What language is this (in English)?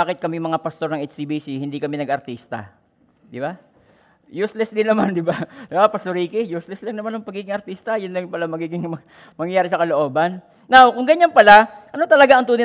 Filipino